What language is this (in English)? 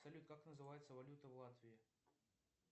Russian